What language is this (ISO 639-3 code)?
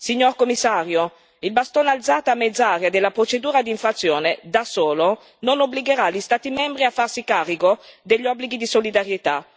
ita